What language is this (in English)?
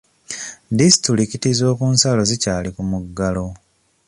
Ganda